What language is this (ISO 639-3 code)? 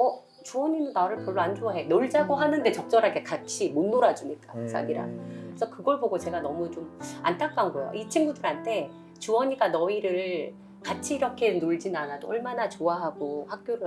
kor